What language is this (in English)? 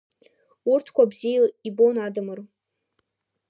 Abkhazian